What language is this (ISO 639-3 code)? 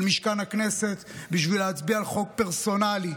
heb